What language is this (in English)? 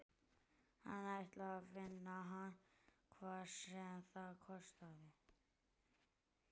Icelandic